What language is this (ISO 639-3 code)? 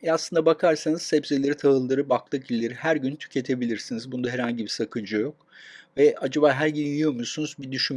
tur